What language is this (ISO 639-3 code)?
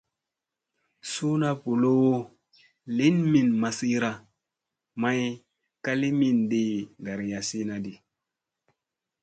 mse